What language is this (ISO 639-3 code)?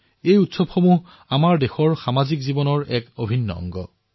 asm